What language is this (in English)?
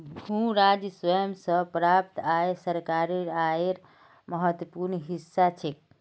Magahi